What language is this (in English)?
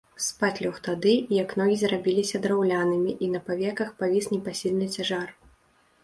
Belarusian